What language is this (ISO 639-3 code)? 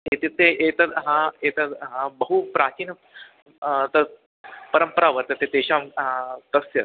san